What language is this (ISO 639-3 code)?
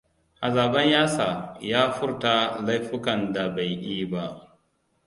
hau